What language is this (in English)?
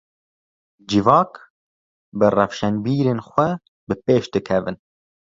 Kurdish